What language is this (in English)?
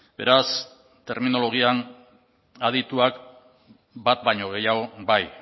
Basque